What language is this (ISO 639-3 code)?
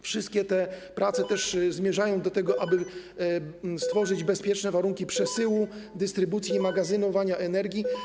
pol